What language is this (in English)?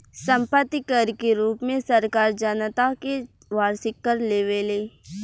Bhojpuri